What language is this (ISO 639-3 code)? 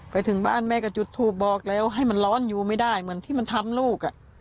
tha